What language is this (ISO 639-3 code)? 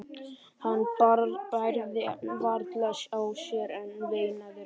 isl